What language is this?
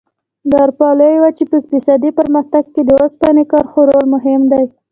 Pashto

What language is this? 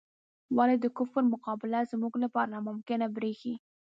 Pashto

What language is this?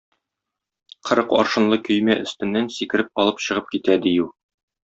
Tatar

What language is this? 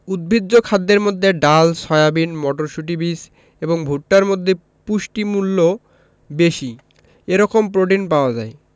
Bangla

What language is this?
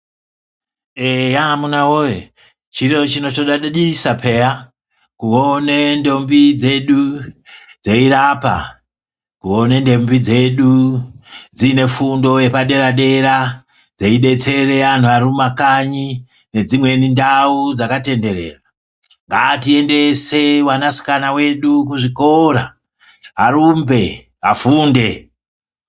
Ndau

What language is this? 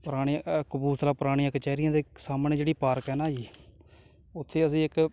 Punjabi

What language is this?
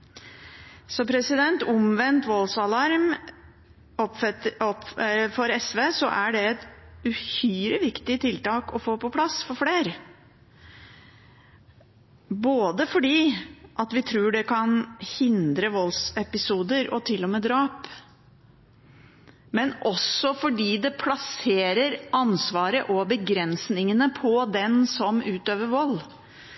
Norwegian Bokmål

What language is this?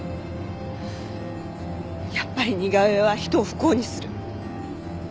Japanese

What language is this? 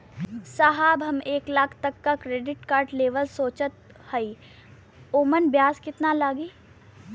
Bhojpuri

